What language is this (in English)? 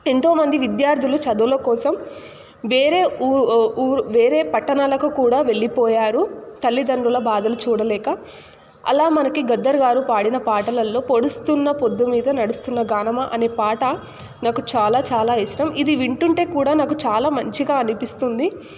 Telugu